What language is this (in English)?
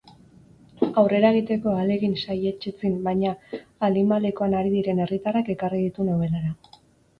Basque